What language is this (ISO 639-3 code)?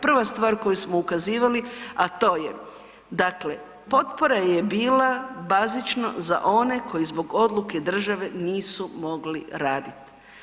hrv